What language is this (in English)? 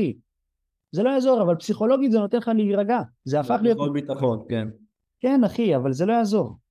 Hebrew